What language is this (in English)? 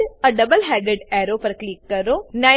Gujarati